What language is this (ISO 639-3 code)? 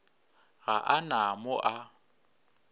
nso